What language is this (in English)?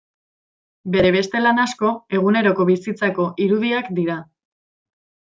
Basque